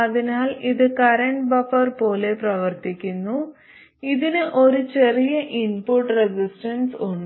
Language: Malayalam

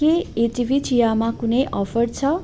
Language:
Nepali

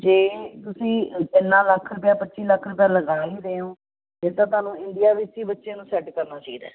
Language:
Punjabi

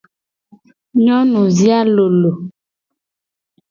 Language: Gen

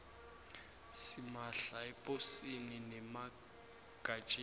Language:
South Ndebele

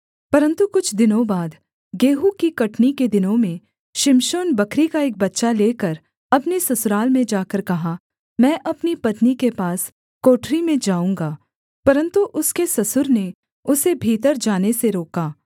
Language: Hindi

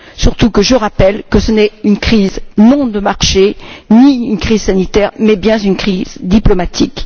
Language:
French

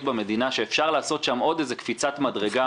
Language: Hebrew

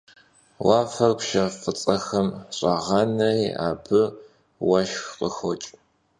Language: Kabardian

